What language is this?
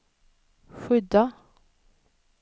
Swedish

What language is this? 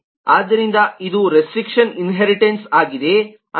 Kannada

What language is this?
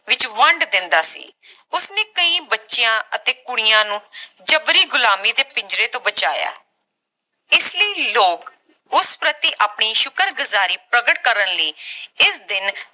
Punjabi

